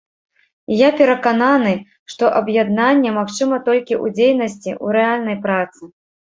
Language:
Belarusian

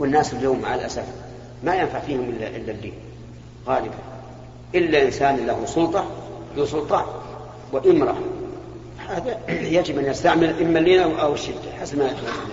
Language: Arabic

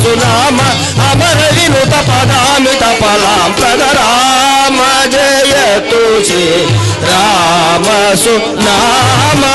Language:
Kannada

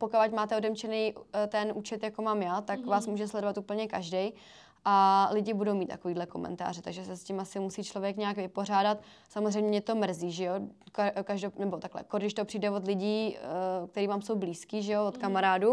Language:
Czech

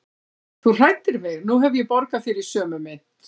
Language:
Icelandic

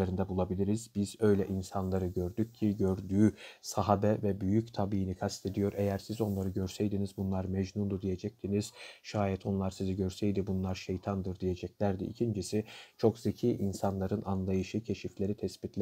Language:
Turkish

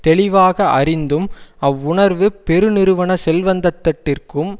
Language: Tamil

